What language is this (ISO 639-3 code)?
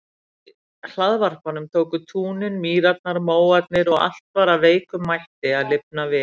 isl